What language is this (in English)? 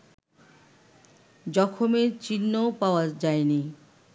Bangla